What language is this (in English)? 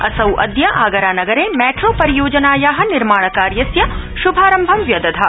Sanskrit